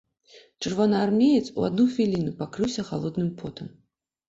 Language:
Belarusian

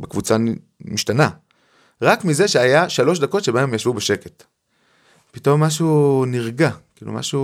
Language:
Hebrew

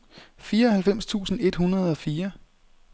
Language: Danish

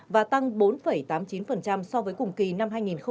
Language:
Vietnamese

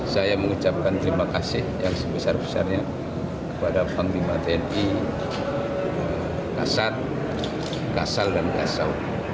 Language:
Indonesian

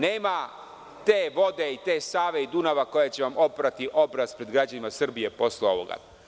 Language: Serbian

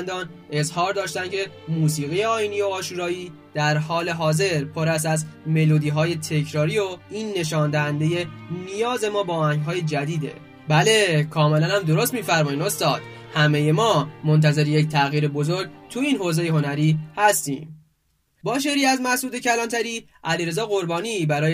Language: Persian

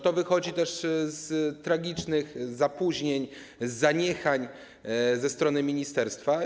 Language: Polish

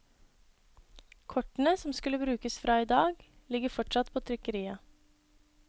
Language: Norwegian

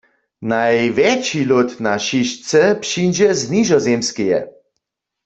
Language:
Upper Sorbian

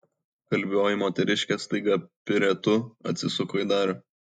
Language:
Lithuanian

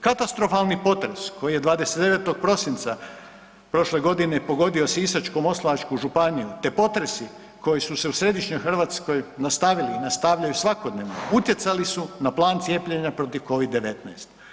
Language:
Croatian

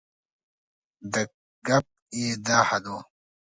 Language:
Pashto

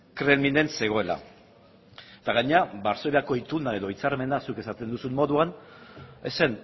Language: Basque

